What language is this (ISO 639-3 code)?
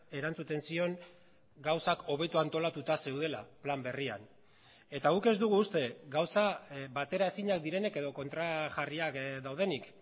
eus